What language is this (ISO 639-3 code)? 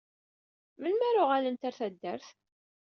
kab